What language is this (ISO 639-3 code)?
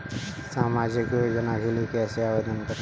hin